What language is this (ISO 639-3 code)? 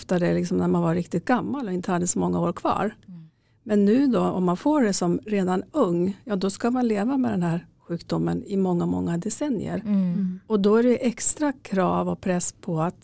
swe